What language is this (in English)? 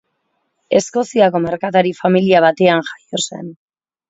Basque